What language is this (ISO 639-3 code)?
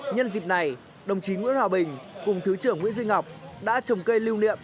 vie